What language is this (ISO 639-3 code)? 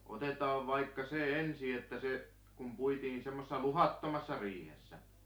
fin